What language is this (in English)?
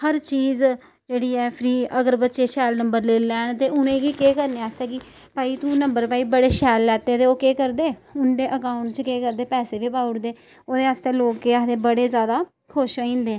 Dogri